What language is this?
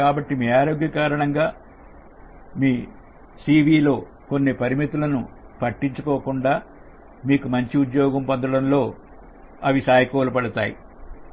Telugu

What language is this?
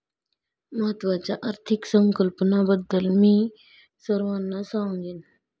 Marathi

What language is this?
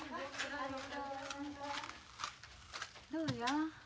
Japanese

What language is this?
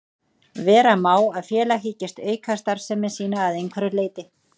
Icelandic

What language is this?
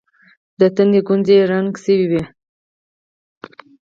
Pashto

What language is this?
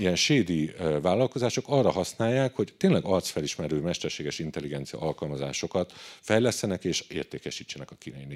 Hungarian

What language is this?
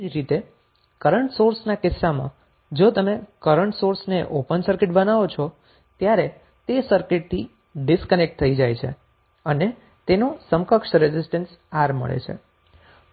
Gujarati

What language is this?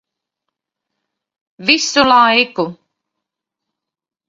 Latvian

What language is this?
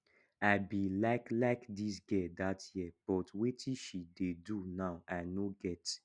Nigerian Pidgin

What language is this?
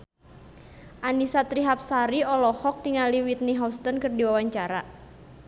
Sundanese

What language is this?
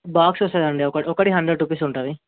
Telugu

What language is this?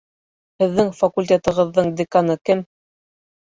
Bashkir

